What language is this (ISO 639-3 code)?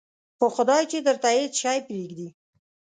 pus